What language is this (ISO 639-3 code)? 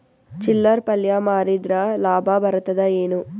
kan